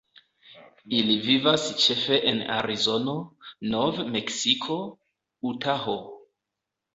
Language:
Esperanto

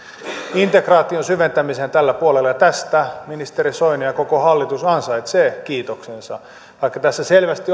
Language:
Finnish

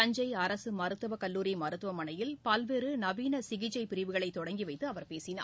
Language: Tamil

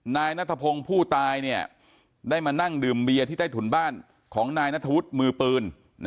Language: Thai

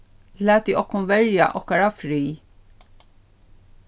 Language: Faroese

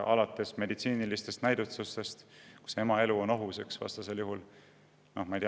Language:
Estonian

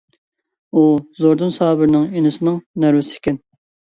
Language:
Uyghur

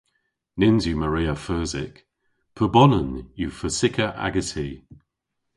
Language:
Cornish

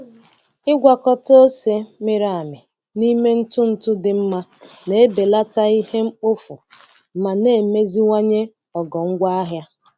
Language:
Igbo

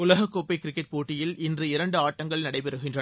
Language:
Tamil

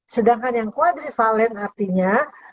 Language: Indonesian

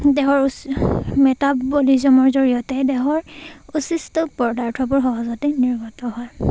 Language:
Assamese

